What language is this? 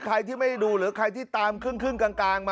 Thai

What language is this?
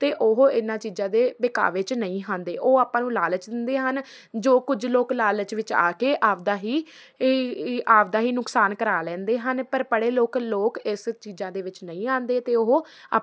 Punjabi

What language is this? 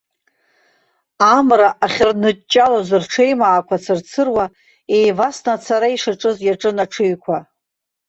Abkhazian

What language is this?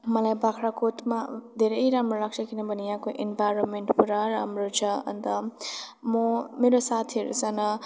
Nepali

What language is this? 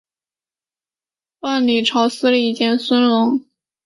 Chinese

